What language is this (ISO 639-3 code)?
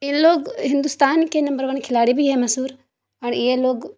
urd